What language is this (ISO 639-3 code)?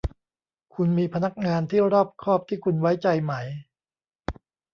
tha